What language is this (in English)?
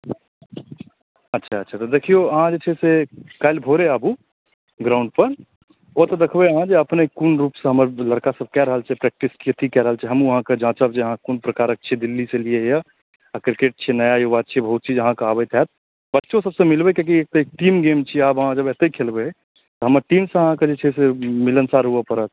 Maithili